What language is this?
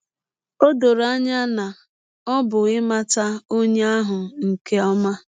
Igbo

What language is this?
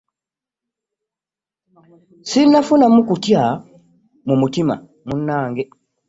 Ganda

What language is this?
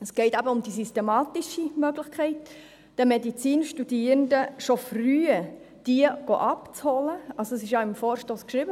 Swiss German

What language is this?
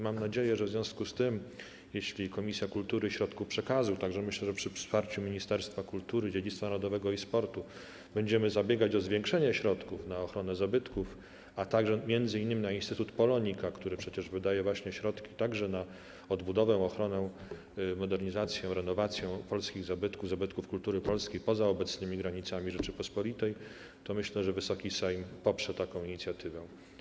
Polish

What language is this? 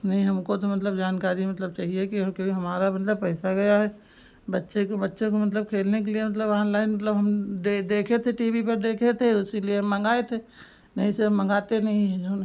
Hindi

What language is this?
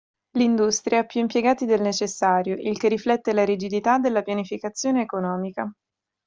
Italian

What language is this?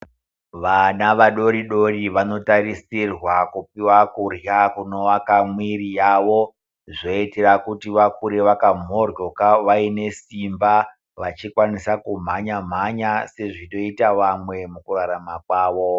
Ndau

